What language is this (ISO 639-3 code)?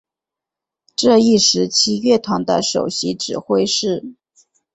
zho